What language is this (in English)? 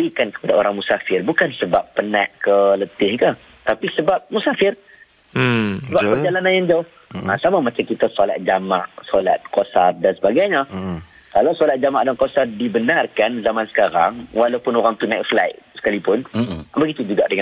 Malay